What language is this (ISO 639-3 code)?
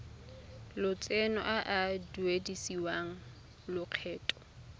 tsn